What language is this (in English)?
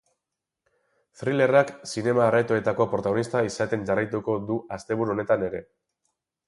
Basque